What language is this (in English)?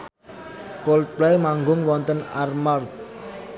Javanese